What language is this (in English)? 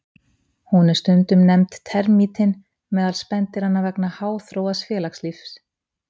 Icelandic